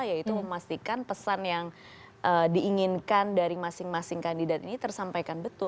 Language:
Indonesian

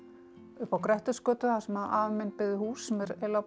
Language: Icelandic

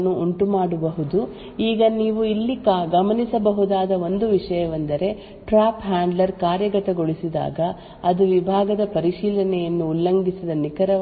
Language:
Kannada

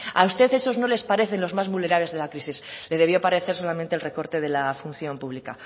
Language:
Spanish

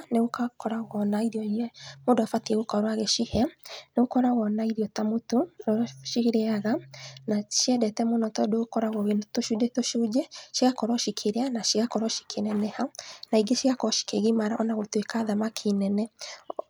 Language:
Kikuyu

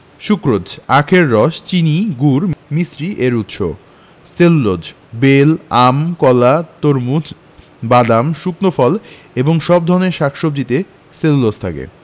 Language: Bangla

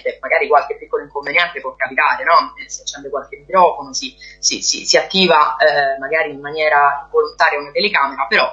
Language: Italian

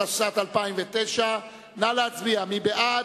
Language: Hebrew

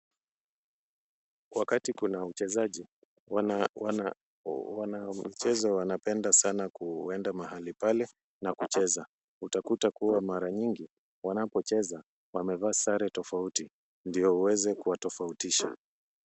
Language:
Swahili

